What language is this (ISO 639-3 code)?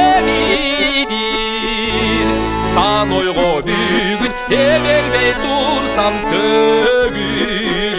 tur